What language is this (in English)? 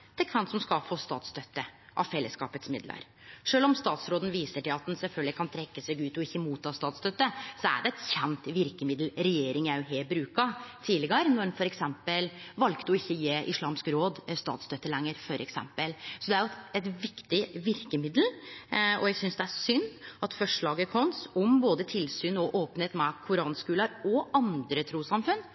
Norwegian Nynorsk